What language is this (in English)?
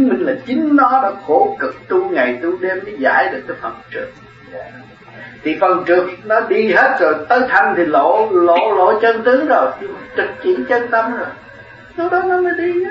Vietnamese